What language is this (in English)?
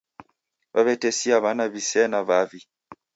Taita